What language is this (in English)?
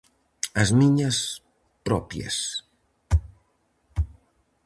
Galician